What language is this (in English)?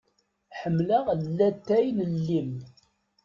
Kabyle